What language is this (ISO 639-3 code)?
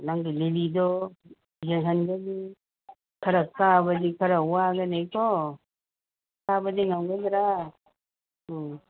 mni